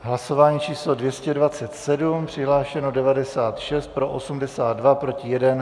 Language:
Czech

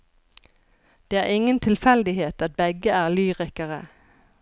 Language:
Norwegian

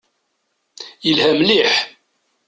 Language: Kabyle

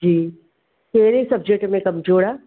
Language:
Sindhi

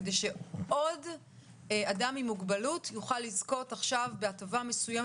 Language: Hebrew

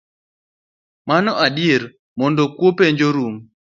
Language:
Luo (Kenya and Tanzania)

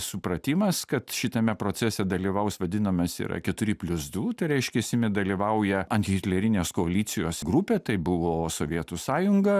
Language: Lithuanian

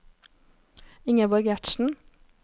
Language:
Norwegian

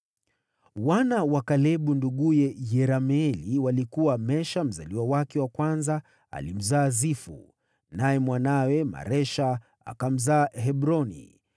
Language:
Swahili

